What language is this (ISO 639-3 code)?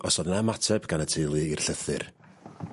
cym